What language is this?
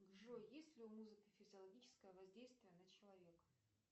Russian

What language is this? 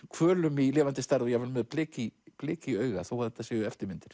Icelandic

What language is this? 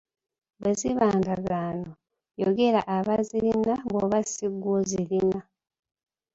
Ganda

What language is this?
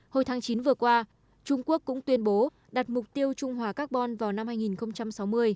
Vietnamese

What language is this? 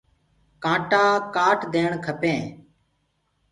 Gurgula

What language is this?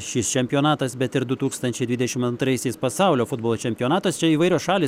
Lithuanian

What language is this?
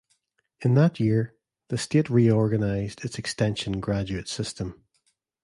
English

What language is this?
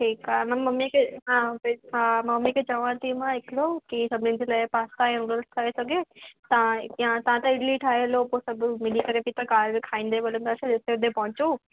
Sindhi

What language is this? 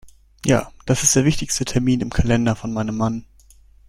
German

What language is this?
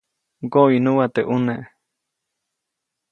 Copainalá Zoque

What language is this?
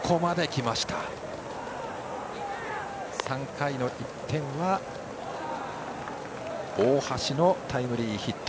Japanese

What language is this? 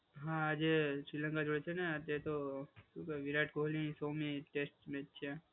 Gujarati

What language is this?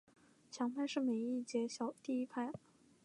Chinese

